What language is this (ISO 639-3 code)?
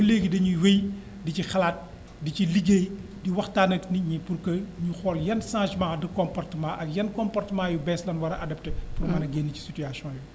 wol